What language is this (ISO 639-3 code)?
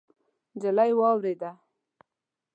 pus